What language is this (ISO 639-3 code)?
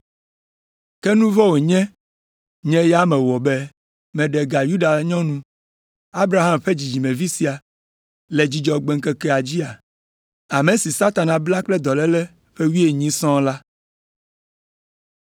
ewe